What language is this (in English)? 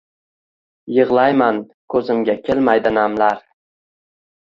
Uzbek